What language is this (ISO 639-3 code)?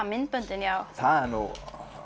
isl